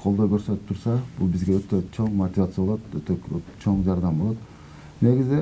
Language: Turkish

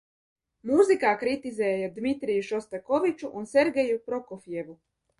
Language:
Latvian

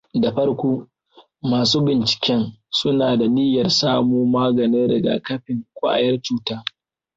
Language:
Hausa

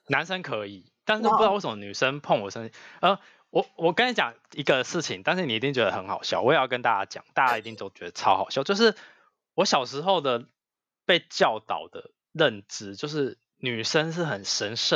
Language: Chinese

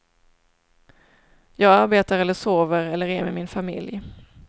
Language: Swedish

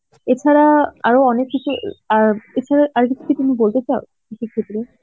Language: Bangla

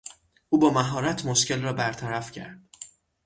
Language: Persian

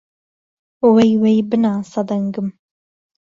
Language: Central Kurdish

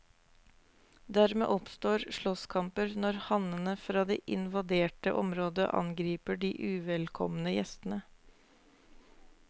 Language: Norwegian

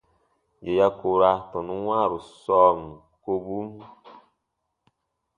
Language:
Baatonum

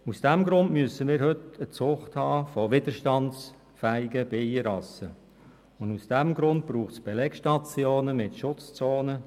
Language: Swiss German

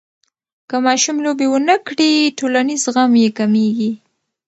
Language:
Pashto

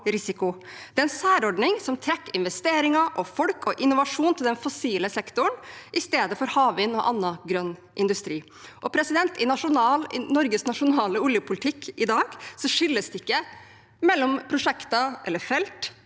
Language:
Norwegian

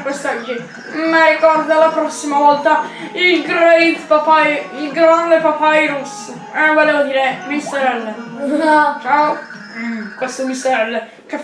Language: Italian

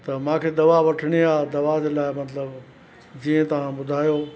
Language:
Sindhi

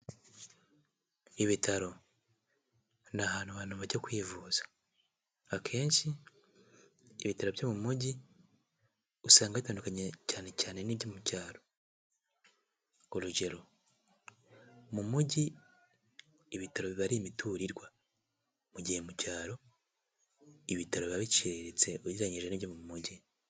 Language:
Kinyarwanda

